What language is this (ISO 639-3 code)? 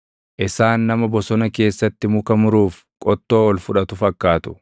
orm